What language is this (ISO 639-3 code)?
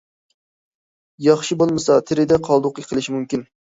uig